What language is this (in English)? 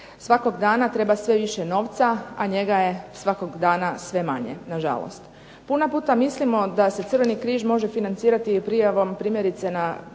Croatian